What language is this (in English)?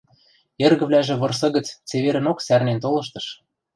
Western Mari